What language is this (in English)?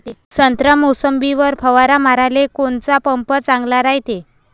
Marathi